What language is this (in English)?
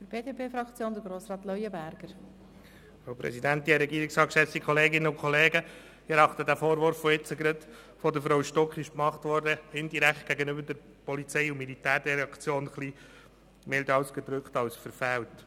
Swiss German